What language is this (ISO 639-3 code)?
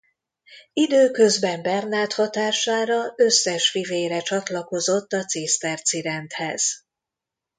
hun